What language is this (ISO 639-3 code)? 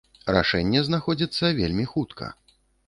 bel